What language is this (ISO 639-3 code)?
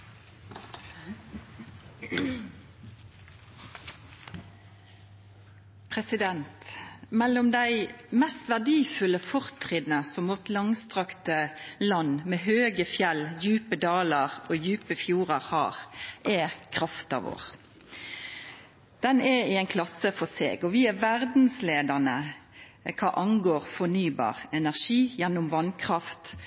nor